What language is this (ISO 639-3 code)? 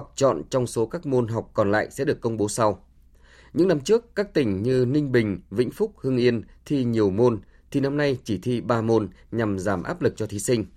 vie